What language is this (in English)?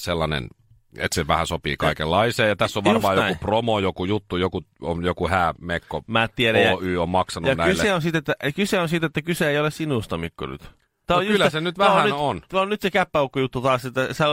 Finnish